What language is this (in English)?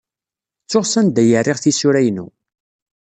Kabyle